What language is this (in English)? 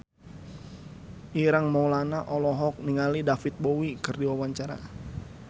Sundanese